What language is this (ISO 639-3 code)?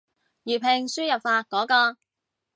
yue